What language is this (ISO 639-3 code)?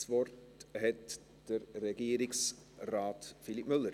gsw